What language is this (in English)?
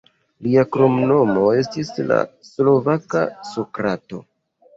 Esperanto